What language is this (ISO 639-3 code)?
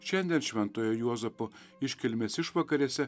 lit